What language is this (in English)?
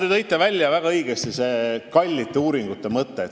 Estonian